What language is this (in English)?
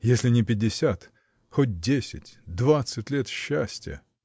Russian